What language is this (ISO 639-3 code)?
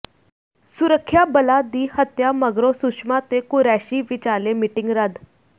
pan